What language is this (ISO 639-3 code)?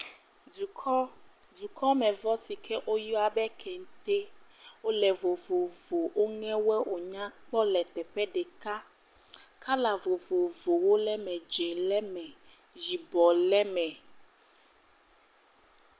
ewe